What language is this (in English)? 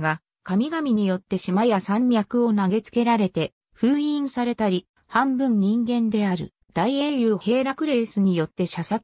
Japanese